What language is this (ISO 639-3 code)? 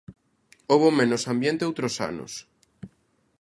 glg